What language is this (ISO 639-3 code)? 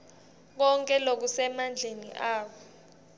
ssw